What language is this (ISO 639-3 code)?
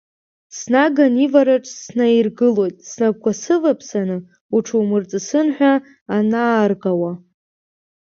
abk